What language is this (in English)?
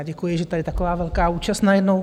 Czech